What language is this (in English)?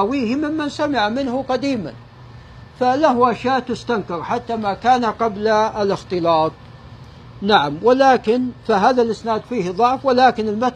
Arabic